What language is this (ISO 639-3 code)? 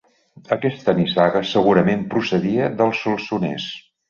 cat